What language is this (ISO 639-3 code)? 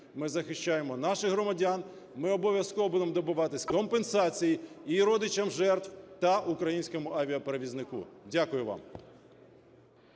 ukr